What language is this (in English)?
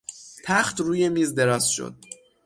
Persian